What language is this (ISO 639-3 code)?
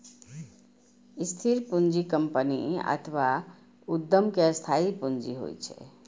mai